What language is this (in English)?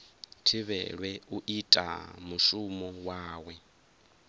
Venda